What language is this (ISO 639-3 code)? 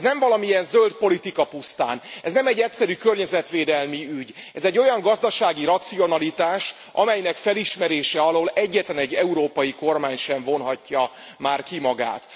hun